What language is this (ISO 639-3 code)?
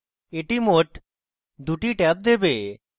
ben